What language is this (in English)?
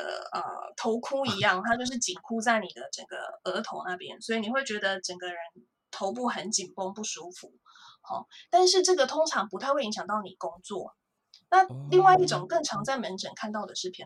Chinese